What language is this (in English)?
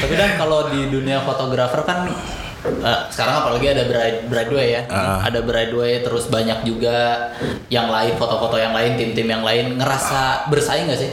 Indonesian